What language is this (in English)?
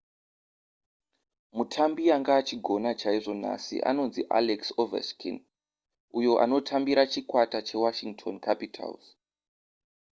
Shona